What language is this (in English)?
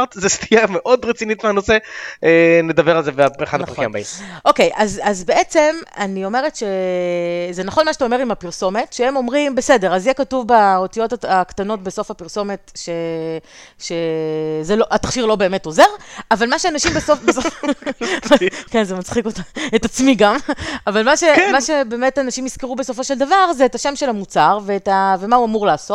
Hebrew